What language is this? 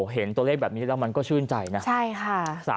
Thai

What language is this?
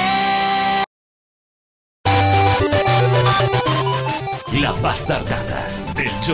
Thai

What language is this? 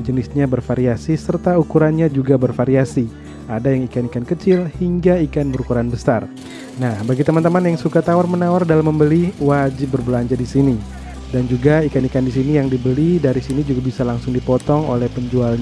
Indonesian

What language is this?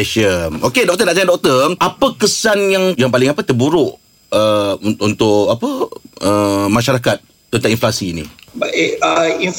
Malay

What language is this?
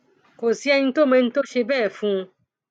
Yoruba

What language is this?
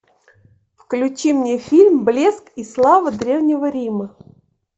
Russian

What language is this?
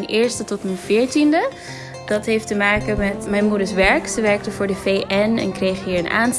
Dutch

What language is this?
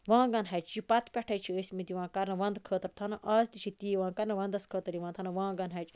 Kashmiri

